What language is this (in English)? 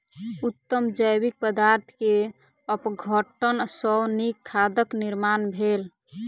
Maithili